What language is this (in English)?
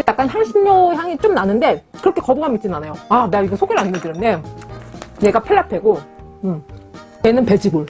Korean